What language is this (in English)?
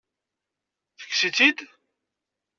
Kabyle